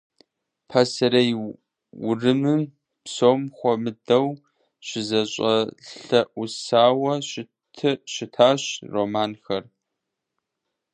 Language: Kabardian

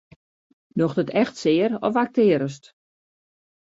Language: Western Frisian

